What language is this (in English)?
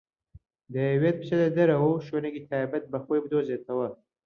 Central Kurdish